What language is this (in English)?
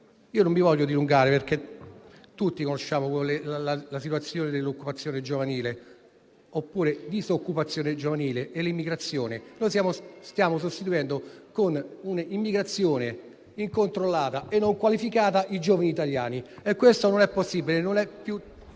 Italian